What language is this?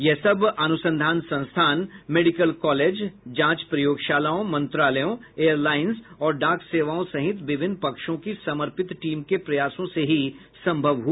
Hindi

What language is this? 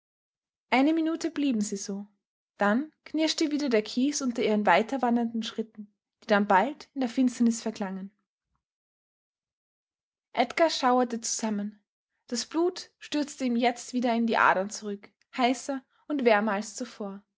German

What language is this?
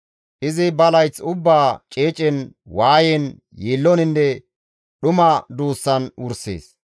Gamo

